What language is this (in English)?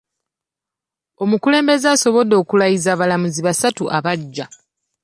Ganda